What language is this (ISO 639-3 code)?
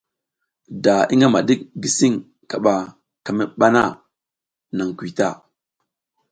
giz